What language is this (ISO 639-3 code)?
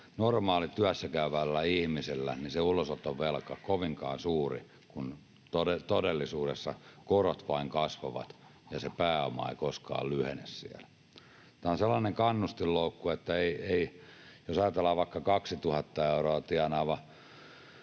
fin